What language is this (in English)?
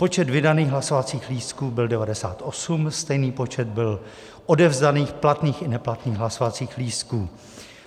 Czech